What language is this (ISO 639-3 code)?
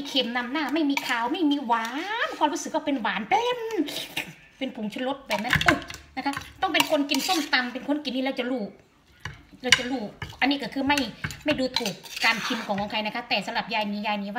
tha